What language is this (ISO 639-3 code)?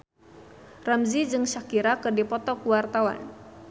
sun